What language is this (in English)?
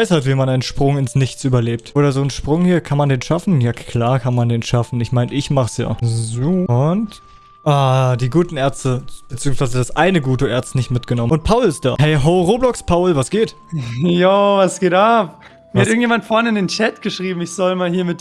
German